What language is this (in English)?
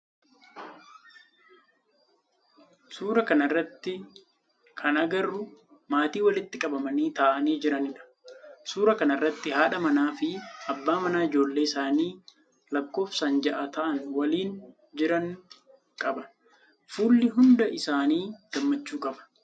Oromo